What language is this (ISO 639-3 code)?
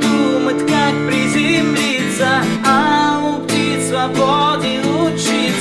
ind